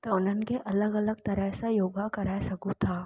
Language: Sindhi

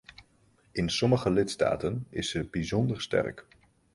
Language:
Dutch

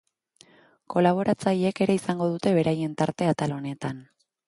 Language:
Basque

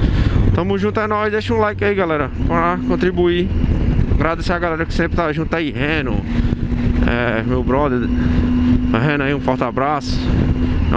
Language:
Portuguese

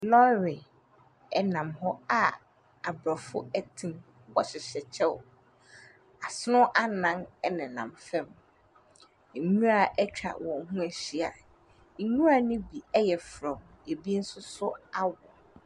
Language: Akan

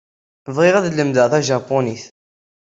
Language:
Kabyle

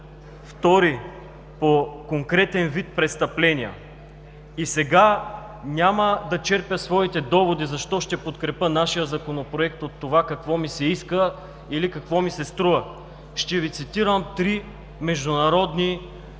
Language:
Bulgarian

